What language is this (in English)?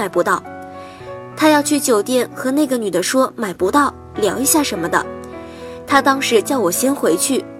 Chinese